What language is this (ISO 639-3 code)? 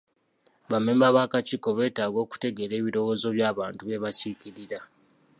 lug